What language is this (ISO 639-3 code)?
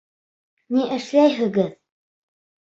bak